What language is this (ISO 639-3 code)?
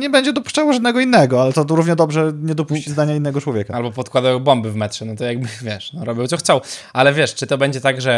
pol